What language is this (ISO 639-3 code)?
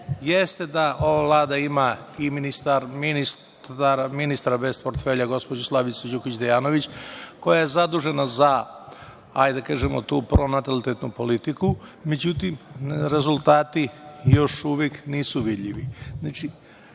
srp